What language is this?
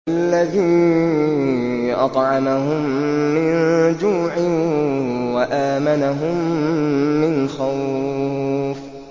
Arabic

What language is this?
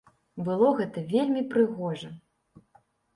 Belarusian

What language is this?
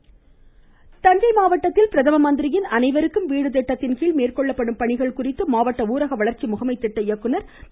Tamil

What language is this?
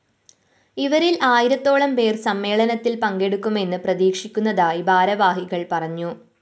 Malayalam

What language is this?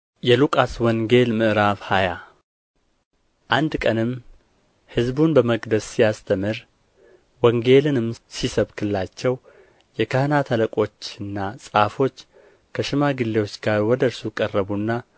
Amharic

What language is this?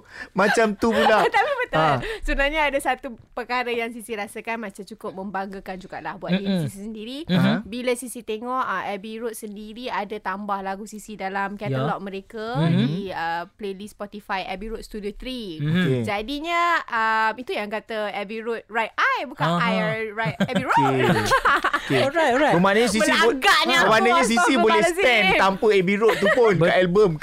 Malay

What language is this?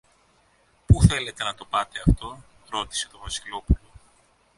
Greek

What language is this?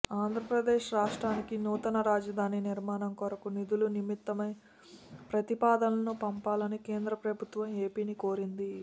Telugu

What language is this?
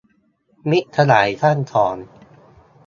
Thai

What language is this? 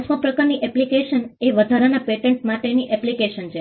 Gujarati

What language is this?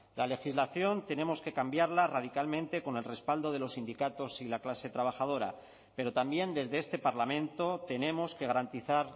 Spanish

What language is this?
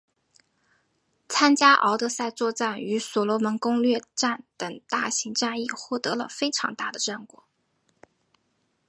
Chinese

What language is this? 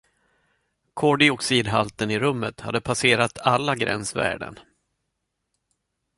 Swedish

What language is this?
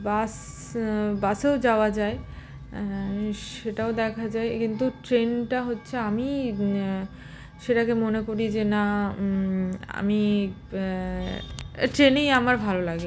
Bangla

